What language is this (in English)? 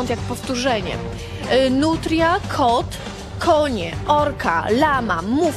Polish